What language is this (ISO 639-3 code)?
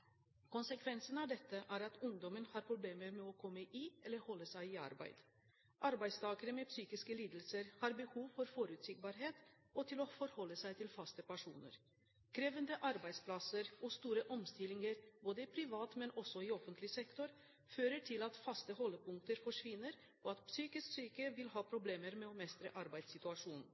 nob